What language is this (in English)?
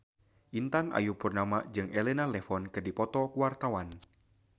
Sundanese